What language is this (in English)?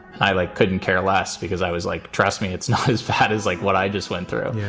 English